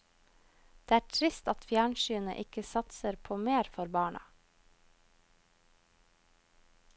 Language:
Norwegian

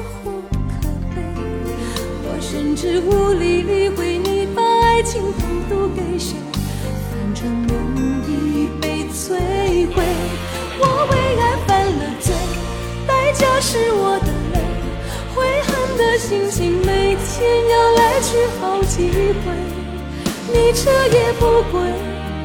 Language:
Chinese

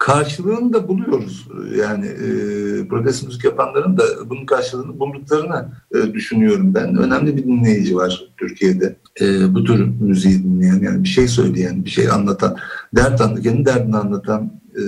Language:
Turkish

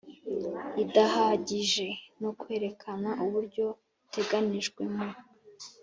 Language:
Kinyarwanda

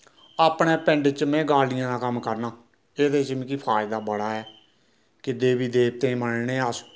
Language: Dogri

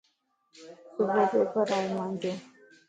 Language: Lasi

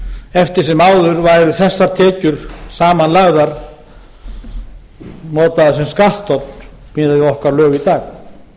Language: Icelandic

